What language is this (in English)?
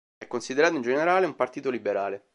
Italian